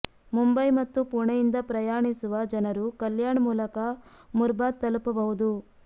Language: Kannada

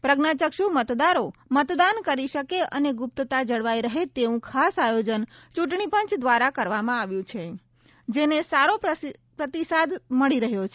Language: Gujarati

